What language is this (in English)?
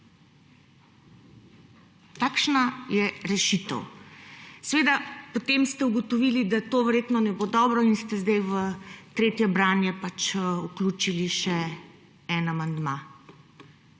Slovenian